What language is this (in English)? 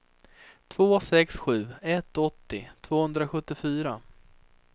Swedish